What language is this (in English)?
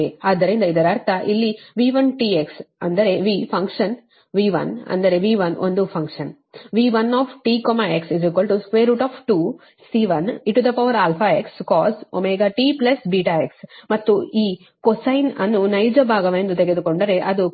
Kannada